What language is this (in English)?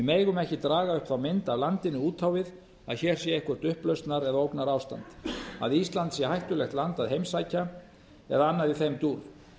Icelandic